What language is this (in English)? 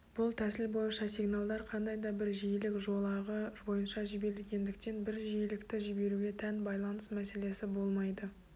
Kazakh